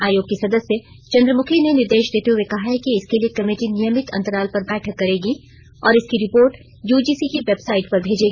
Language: Hindi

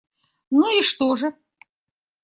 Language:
Russian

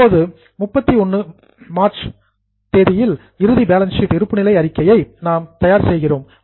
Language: Tamil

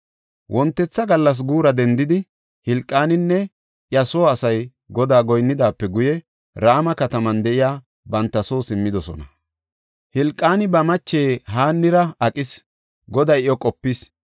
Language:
Gofa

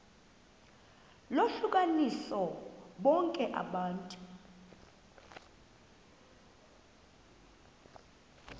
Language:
Xhosa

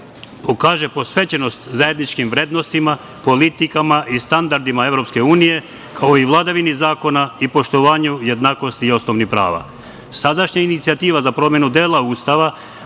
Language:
Serbian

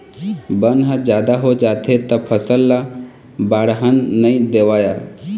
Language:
Chhattisgarhi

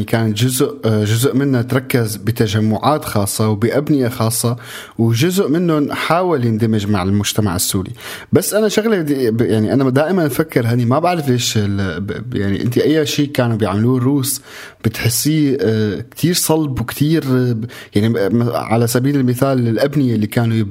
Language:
Arabic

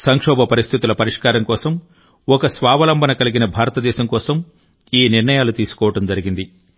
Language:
Telugu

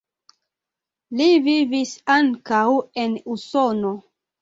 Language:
Esperanto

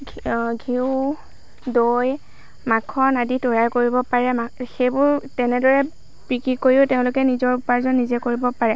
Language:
Assamese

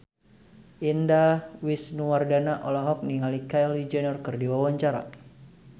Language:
Sundanese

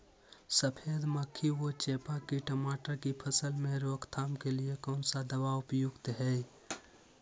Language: Magahi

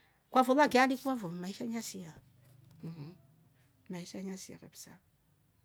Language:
Rombo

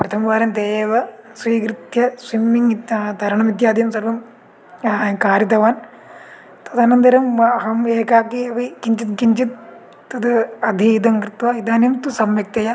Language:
Sanskrit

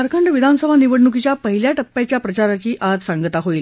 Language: Marathi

